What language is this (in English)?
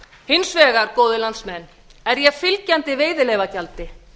Icelandic